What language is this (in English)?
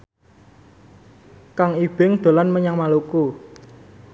Javanese